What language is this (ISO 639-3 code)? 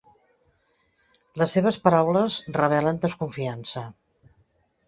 cat